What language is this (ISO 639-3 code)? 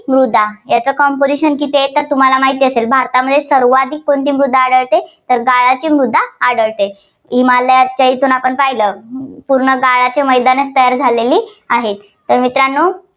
mar